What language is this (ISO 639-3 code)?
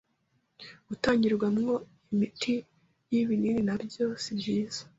kin